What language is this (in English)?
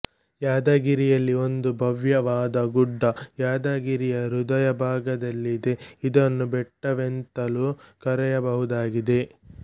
Kannada